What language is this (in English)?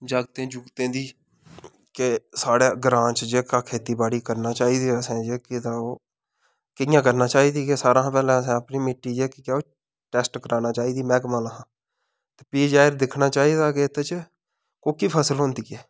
Dogri